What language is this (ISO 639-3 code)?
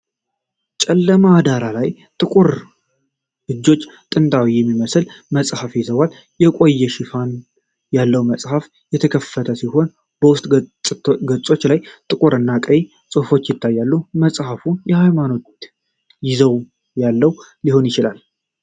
amh